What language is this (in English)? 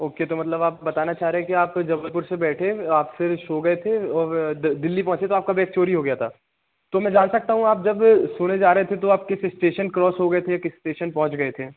Hindi